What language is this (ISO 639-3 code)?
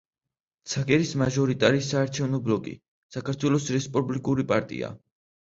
kat